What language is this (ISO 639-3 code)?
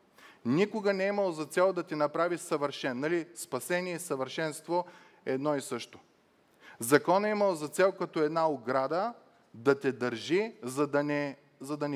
bul